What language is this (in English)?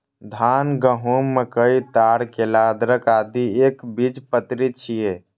Maithili